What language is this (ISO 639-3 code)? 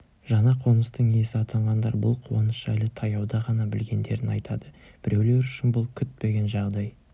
kaz